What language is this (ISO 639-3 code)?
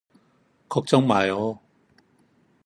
kor